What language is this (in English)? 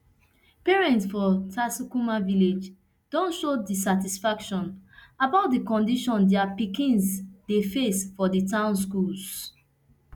Nigerian Pidgin